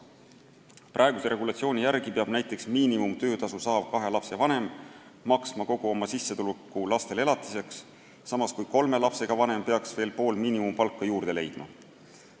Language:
Estonian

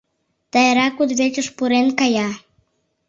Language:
Mari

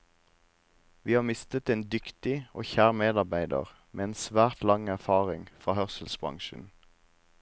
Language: Norwegian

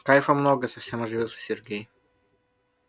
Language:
Russian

